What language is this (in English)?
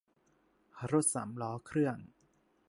Thai